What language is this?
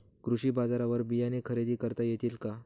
Marathi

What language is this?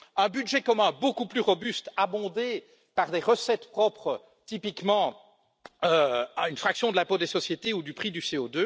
French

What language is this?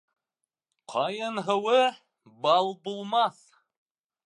Bashkir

